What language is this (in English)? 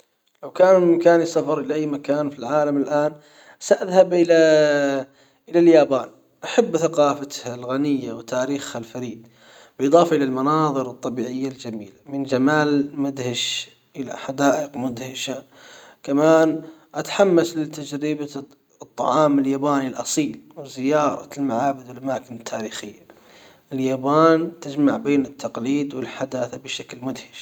Hijazi Arabic